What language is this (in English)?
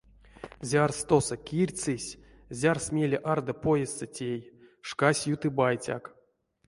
Erzya